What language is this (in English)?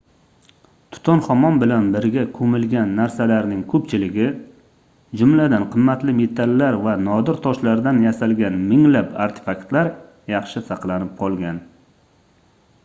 Uzbek